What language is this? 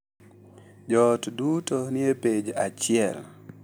Luo (Kenya and Tanzania)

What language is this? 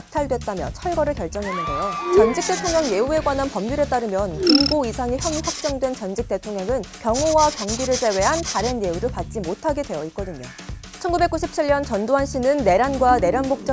Korean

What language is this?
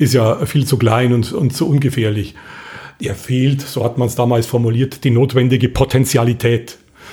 German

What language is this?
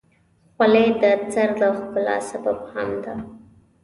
Pashto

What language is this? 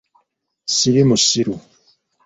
Ganda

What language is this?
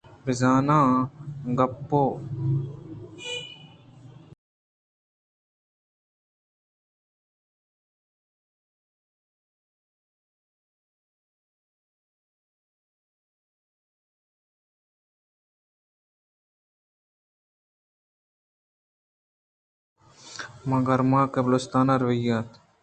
Eastern Balochi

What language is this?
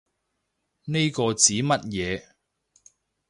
Cantonese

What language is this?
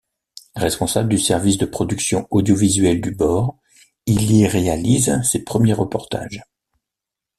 French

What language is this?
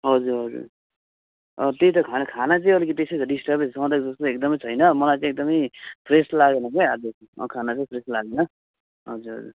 Nepali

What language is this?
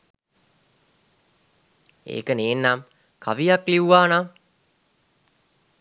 Sinhala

